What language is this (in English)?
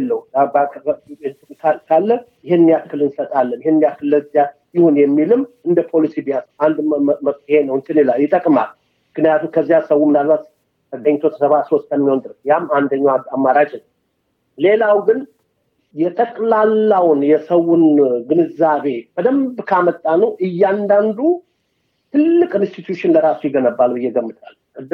Amharic